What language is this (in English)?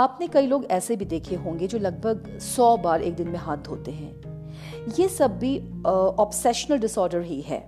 Hindi